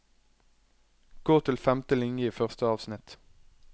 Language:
Norwegian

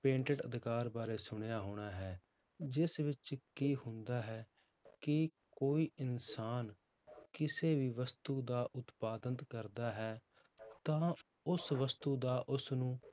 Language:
Punjabi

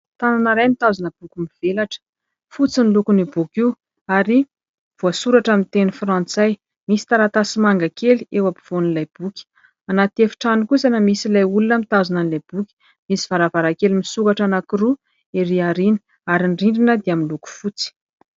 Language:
Malagasy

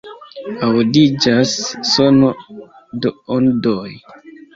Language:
Esperanto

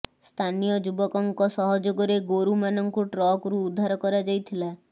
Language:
Odia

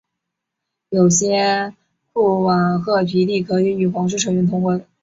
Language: Chinese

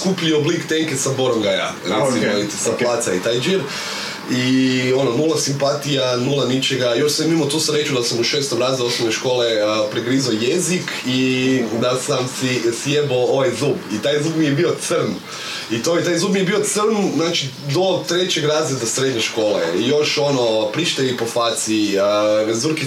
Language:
Croatian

